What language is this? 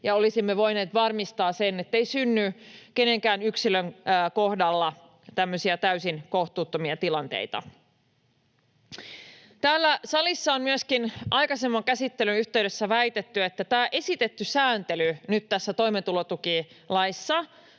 Finnish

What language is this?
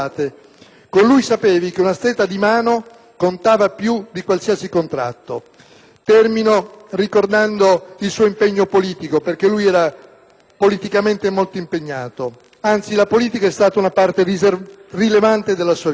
Italian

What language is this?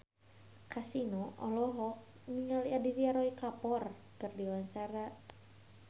Sundanese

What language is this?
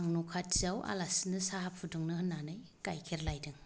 Bodo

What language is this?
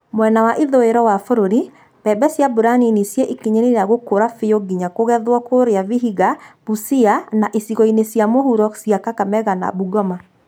Kikuyu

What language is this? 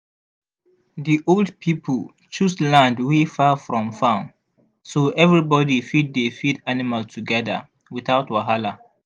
Nigerian Pidgin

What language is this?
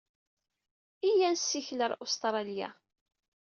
Kabyle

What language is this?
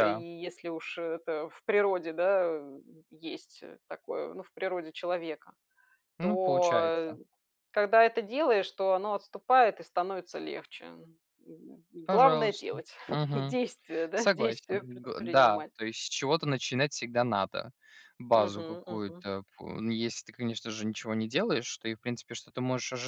Russian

